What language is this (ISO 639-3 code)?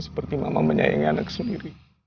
ind